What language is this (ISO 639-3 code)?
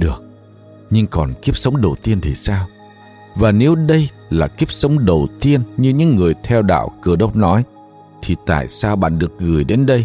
vie